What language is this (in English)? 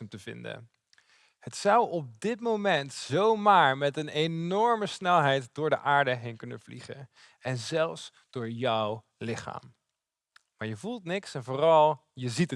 Dutch